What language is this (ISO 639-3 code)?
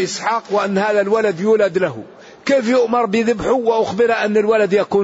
ara